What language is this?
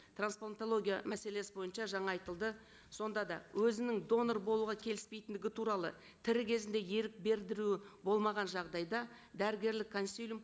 Kazakh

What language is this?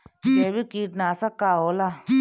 Bhojpuri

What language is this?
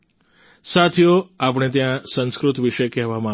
Gujarati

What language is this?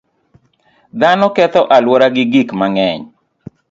Luo (Kenya and Tanzania)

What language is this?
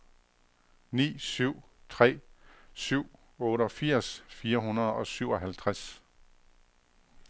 Danish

